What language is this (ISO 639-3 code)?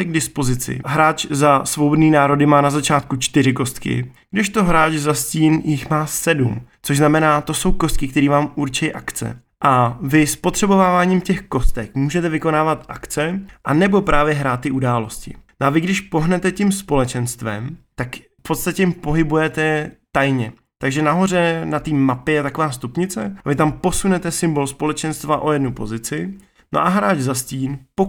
ces